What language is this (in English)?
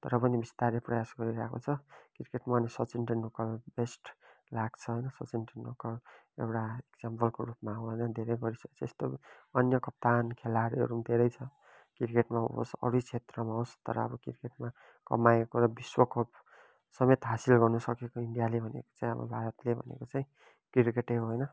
Nepali